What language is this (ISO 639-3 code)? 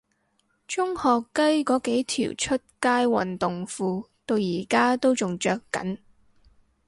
yue